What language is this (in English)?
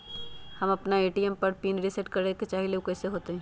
Magahi